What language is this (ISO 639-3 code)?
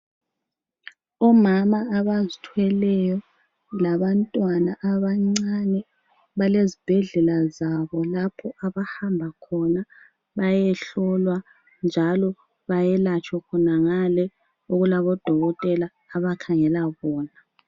nde